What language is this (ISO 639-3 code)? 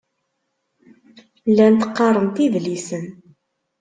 kab